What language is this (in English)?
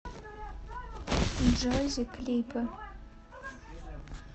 Russian